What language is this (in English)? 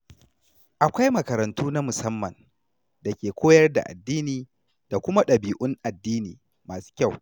Hausa